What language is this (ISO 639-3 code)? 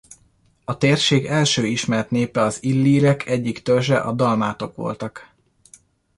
hun